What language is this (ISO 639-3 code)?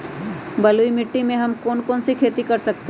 mag